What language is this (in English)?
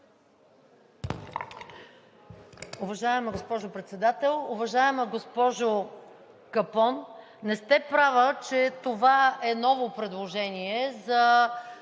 Bulgarian